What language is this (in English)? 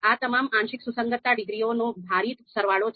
Gujarati